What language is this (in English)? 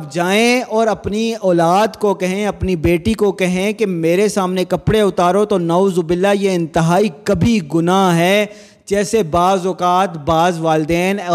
Urdu